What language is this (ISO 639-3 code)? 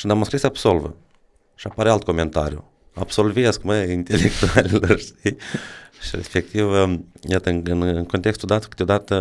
ron